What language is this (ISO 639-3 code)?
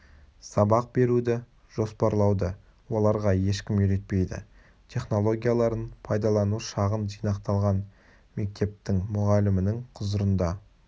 kaz